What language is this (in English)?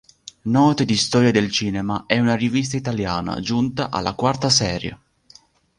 Italian